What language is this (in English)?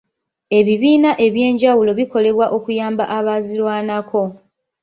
Ganda